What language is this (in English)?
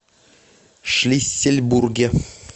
Russian